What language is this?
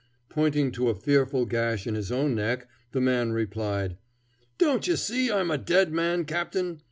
English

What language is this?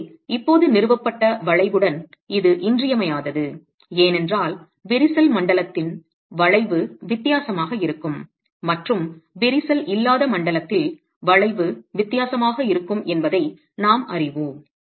Tamil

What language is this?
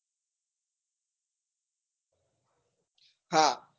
Gujarati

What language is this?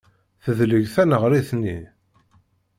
Kabyle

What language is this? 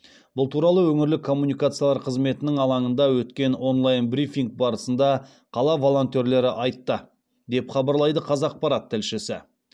Kazakh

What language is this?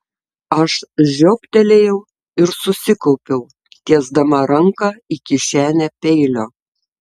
Lithuanian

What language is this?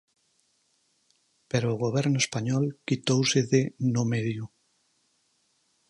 Galician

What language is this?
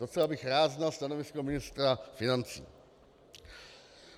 Czech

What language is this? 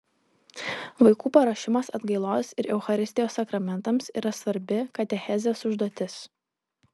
Lithuanian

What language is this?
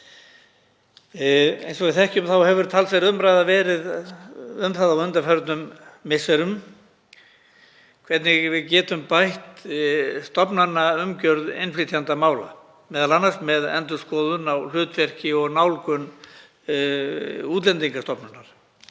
Icelandic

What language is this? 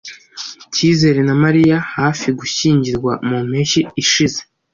Kinyarwanda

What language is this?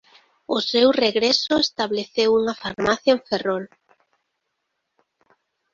Galician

